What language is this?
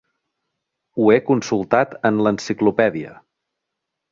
Catalan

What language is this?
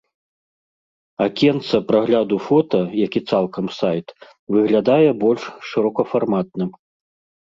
Belarusian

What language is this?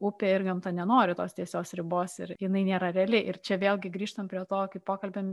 Lithuanian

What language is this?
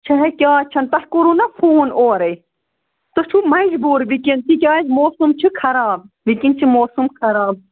Kashmiri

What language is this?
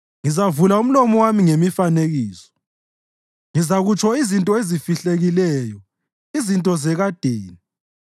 North Ndebele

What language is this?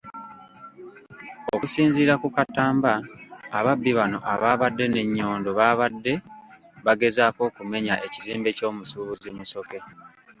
Ganda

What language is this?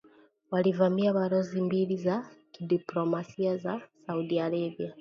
Swahili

